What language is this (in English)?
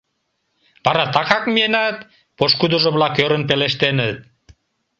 Mari